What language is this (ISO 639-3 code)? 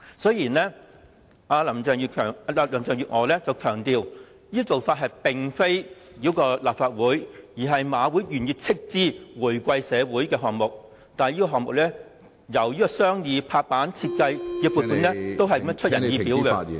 yue